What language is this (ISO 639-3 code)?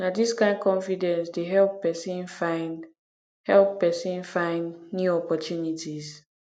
pcm